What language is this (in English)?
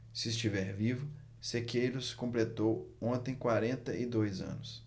Portuguese